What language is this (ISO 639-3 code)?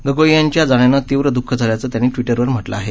mar